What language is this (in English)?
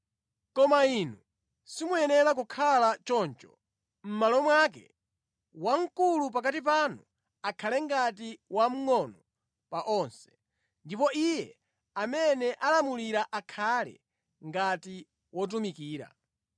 Nyanja